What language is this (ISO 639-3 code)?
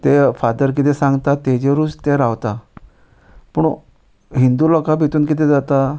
kok